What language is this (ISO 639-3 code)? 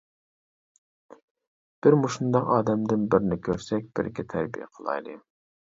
uig